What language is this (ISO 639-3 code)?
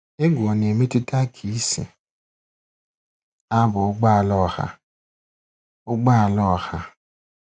ibo